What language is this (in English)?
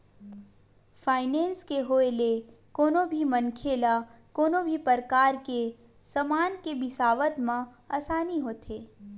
Chhattisgarhi